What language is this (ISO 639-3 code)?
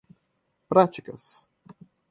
por